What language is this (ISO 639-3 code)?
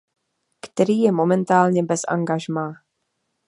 ces